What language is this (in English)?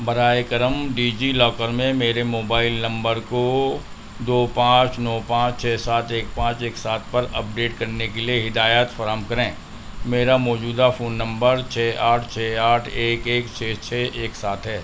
Urdu